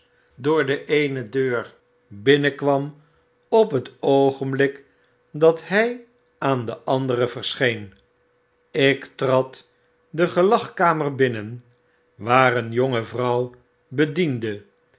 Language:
Dutch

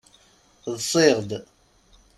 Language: Kabyle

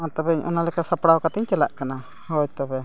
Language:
Santali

